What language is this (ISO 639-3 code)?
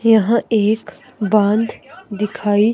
hin